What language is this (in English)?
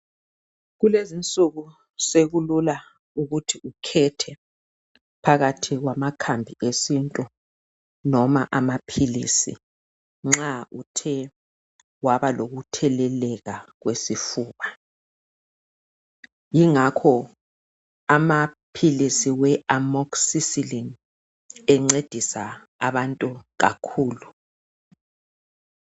North Ndebele